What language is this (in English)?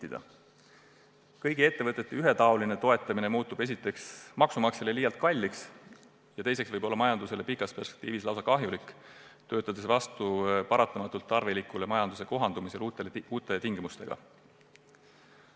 Estonian